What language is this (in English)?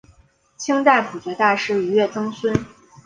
Chinese